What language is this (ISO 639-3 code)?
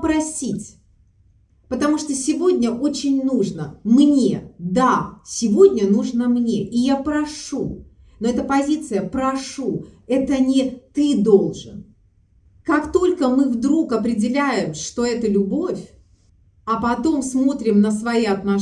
rus